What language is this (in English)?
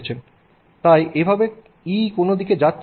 Bangla